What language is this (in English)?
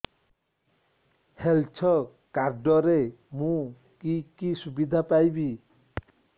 Odia